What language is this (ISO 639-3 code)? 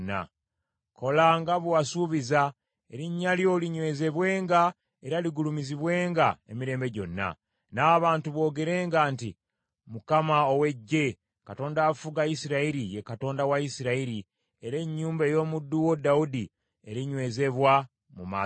lug